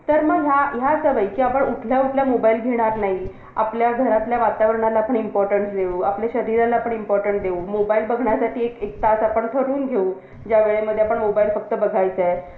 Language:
Marathi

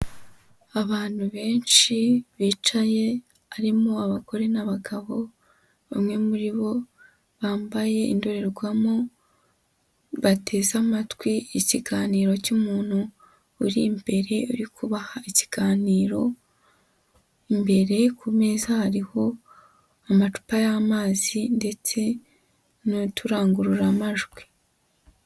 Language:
Kinyarwanda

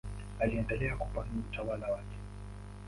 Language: Swahili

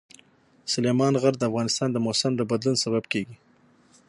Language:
Pashto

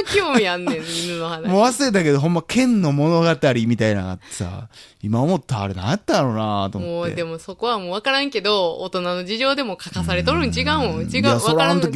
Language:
Japanese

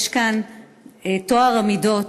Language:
Hebrew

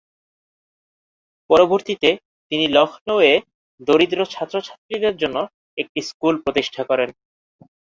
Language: Bangla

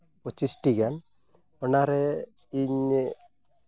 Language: Santali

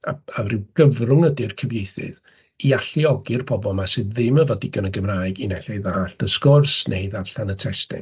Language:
Welsh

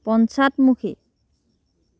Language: Assamese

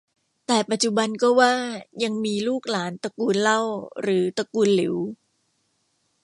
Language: Thai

